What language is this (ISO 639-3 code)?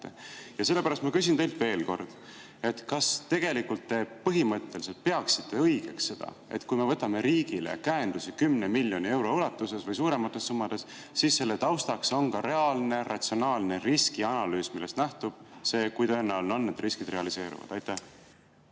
est